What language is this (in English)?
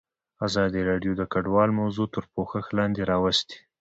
Pashto